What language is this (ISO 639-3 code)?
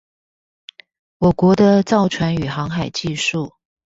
zho